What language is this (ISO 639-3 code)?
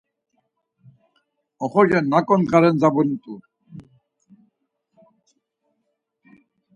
lzz